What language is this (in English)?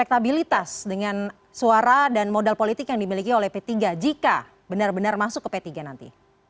Indonesian